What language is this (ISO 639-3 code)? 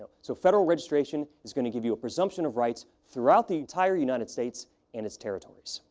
eng